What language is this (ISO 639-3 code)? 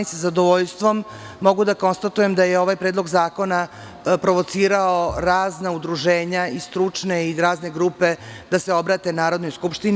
srp